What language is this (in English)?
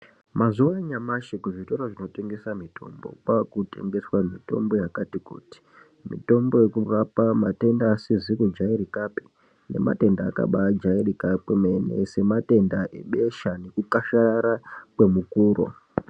Ndau